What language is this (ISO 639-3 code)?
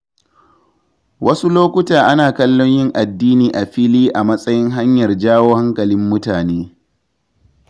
hau